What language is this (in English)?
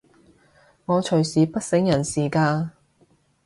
Cantonese